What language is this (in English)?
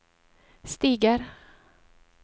Norwegian